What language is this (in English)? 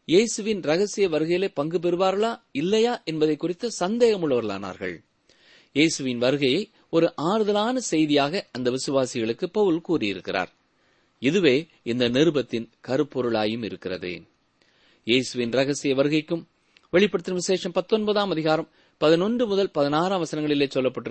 Tamil